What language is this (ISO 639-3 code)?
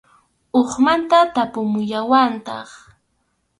qxu